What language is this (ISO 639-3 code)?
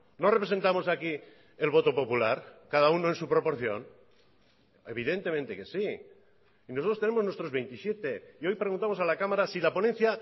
spa